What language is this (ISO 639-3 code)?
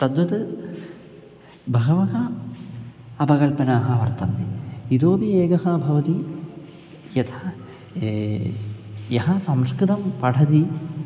san